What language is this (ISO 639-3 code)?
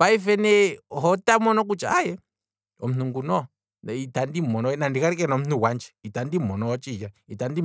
kwm